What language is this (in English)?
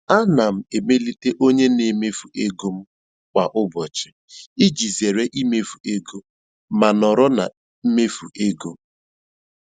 Igbo